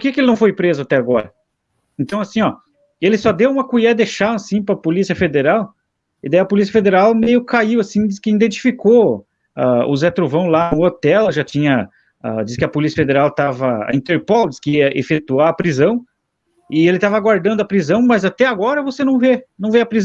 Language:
Portuguese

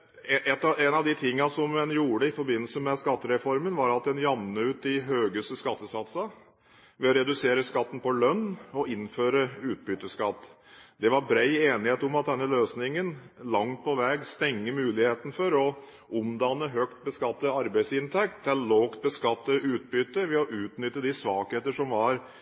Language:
Norwegian Bokmål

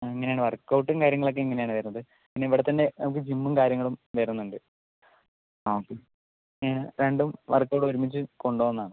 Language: Malayalam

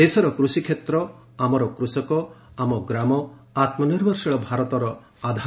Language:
Odia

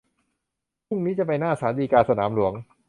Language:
Thai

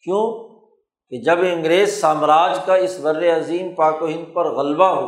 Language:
Urdu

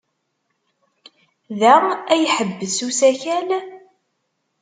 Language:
Kabyle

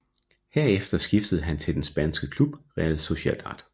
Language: Danish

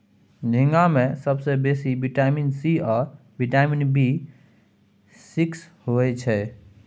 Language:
Maithili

